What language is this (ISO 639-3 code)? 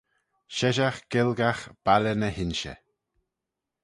glv